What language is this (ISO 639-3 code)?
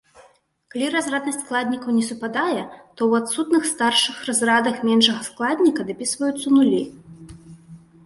bel